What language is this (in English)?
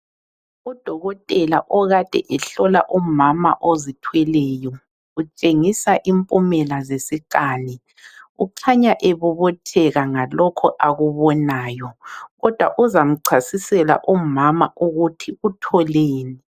North Ndebele